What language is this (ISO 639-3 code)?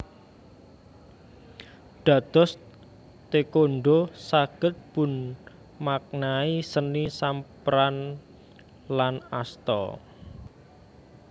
jav